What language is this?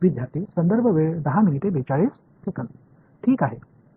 Marathi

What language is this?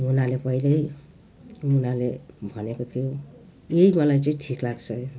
Nepali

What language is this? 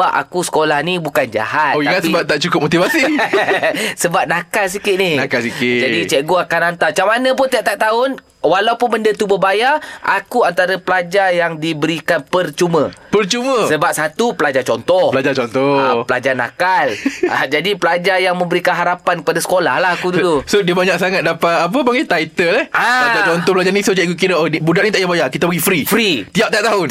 Malay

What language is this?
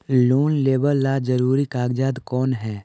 Magahi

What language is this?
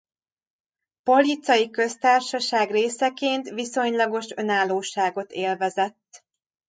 Hungarian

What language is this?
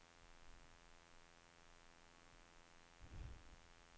Swedish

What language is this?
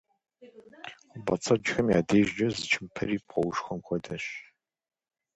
Kabardian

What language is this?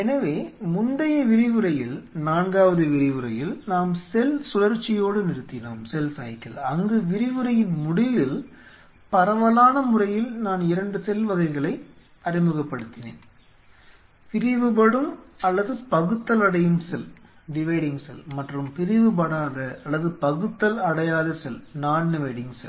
Tamil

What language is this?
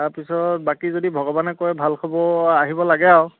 Assamese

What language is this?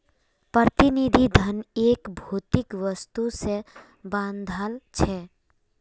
Magahi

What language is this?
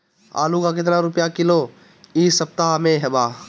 Bhojpuri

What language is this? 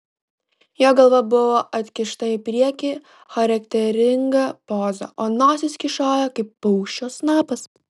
Lithuanian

